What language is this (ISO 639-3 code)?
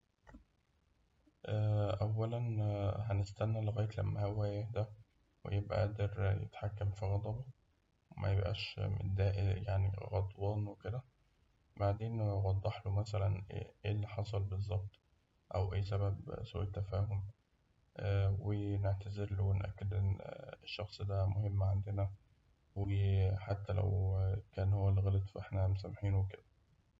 arz